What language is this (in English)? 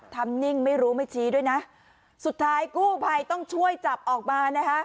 Thai